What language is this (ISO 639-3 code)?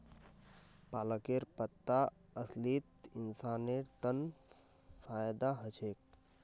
mag